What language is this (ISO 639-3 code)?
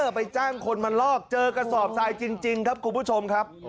tha